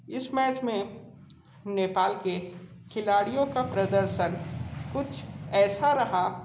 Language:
Hindi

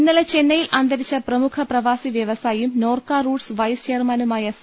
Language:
Malayalam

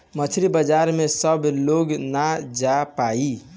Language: Bhojpuri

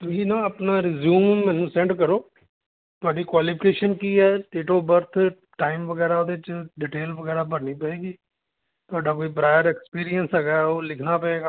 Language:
Punjabi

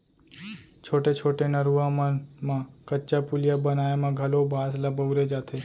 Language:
Chhattisgarhi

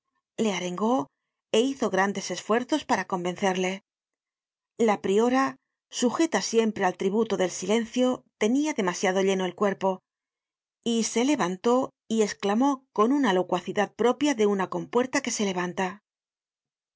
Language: Spanish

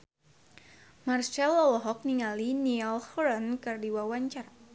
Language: Sundanese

